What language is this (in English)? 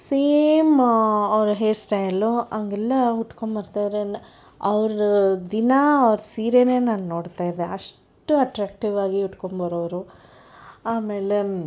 Kannada